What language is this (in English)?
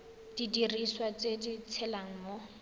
Tswana